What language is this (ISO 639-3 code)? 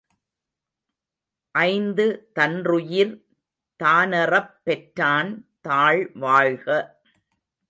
tam